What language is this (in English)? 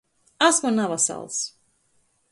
Latgalian